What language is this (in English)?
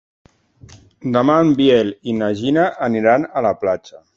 Catalan